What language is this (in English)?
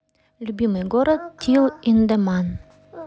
Russian